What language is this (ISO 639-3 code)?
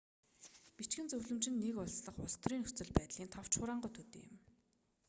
mon